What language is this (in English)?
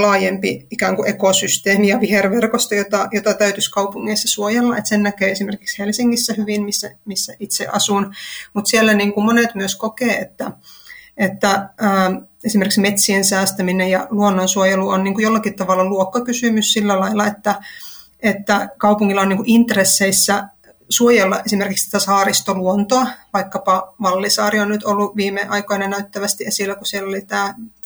Finnish